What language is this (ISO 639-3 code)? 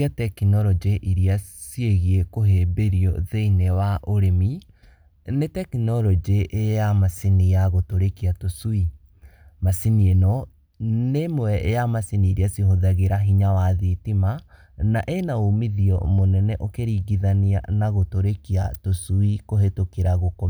kik